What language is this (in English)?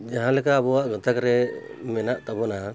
Santali